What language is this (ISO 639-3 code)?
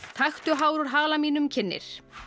isl